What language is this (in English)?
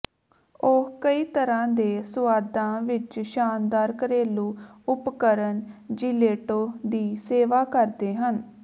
Punjabi